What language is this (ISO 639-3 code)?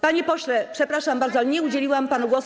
pol